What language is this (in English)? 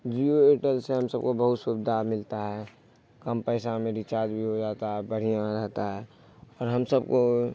Urdu